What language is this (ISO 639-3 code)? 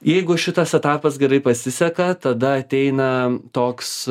lit